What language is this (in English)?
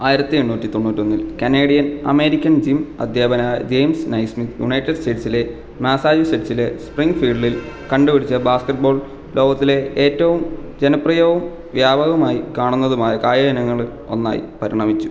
Malayalam